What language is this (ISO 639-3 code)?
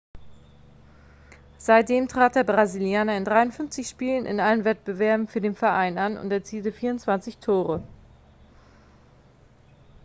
deu